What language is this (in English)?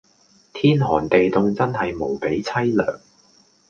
Cantonese